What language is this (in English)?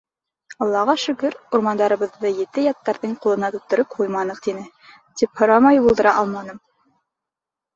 Bashkir